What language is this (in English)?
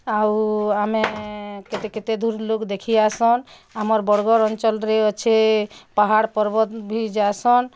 Odia